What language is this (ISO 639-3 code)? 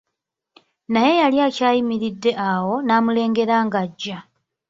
lug